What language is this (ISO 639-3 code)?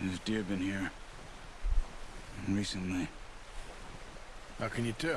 ind